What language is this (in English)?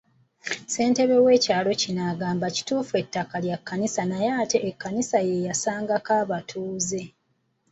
Ganda